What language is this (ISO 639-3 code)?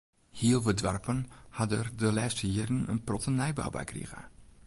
fry